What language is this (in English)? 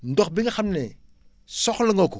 Wolof